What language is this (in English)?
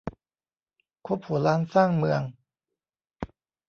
Thai